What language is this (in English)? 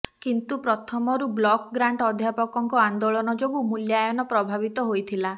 Odia